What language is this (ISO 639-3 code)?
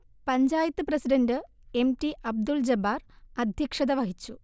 mal